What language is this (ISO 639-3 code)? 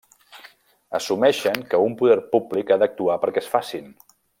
cat